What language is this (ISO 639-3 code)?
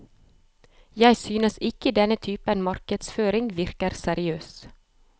nor